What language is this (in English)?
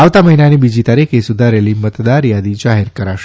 Gujarati